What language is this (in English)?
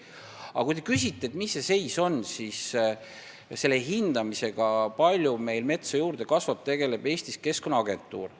Estonian